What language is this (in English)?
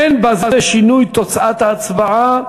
Hebrew